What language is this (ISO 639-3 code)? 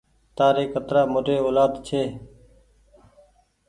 gig